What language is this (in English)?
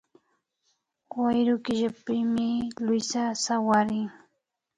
Imbabura Highland Quichua